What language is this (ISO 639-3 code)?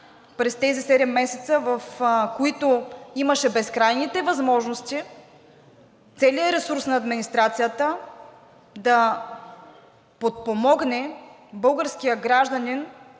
bul